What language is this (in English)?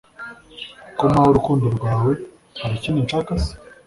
Kinyarwanda